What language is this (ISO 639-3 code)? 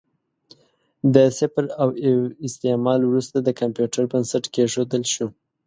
pus